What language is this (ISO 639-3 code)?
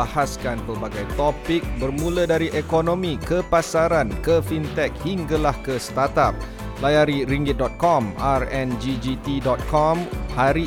msa